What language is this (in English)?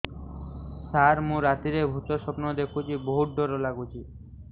Odia